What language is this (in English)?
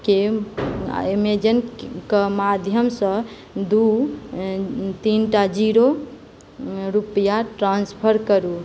Maithili